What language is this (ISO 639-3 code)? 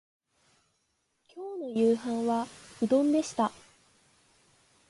jpn